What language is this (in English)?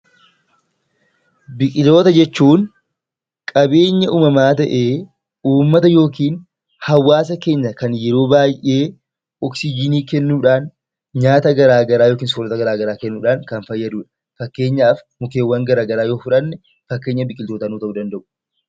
Oromo